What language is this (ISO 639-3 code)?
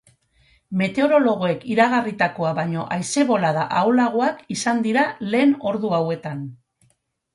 eus